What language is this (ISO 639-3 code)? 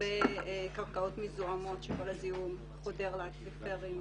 heb